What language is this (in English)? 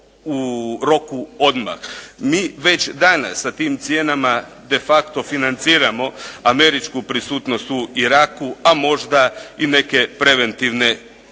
Croatian